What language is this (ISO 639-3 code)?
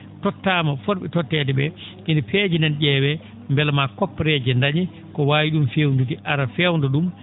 ful